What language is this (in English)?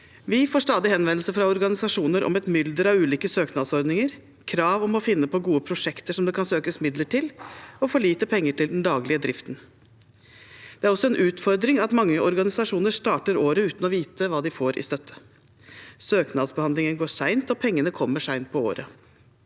Norwegian